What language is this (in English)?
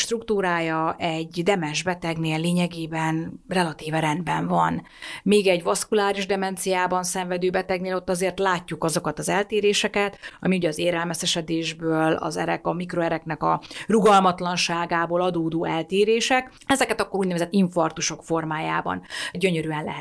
Hungarian